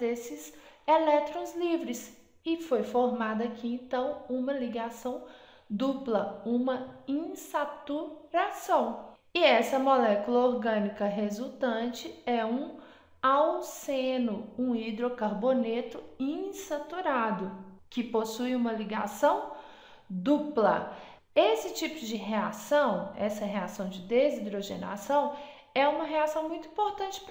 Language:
Portuguese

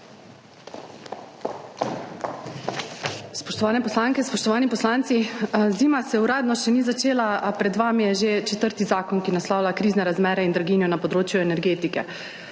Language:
Slovenian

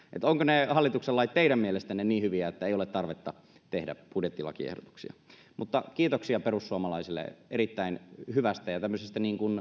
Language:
Finnish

